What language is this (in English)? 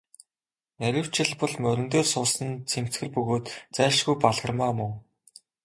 Mongolian